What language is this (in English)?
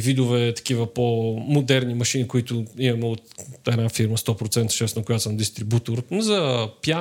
Bulgarian